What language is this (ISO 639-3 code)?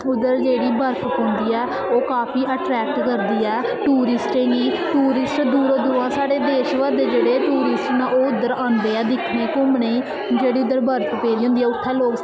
doi